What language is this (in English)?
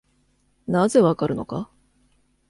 Japanese